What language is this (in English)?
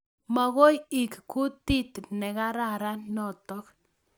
Kalenjin